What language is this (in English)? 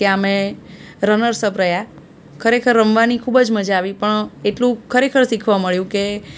Gujarati